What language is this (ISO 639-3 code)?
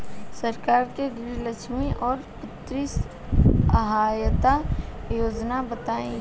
bho